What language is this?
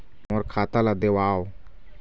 Chhattisgarhi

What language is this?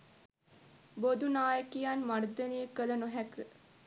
Sinhala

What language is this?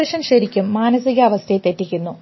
Malayalam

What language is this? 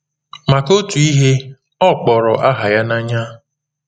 Igbo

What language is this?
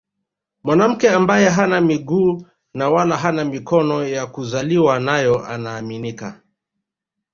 Swahili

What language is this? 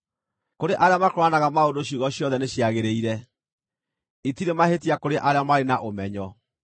Kikuyu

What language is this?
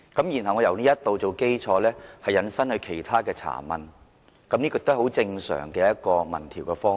Cantonese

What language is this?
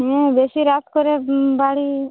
Bangla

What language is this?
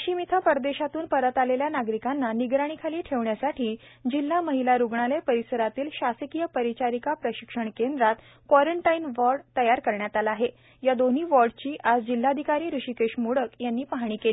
Marathi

